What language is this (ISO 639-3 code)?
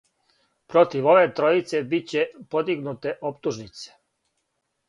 srp